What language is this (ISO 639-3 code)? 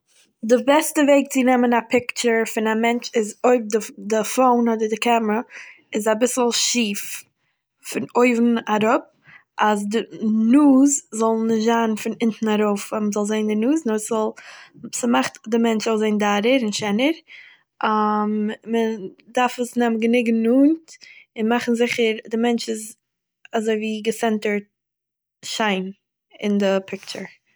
yid